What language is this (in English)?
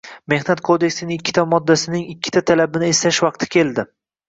Uzbek